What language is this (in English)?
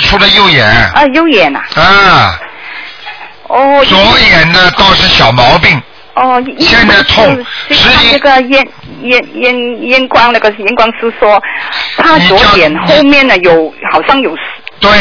Chinese